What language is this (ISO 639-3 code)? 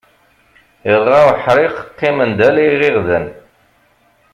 kab